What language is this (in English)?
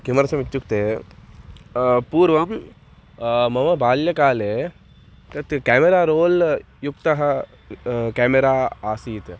Sanskrit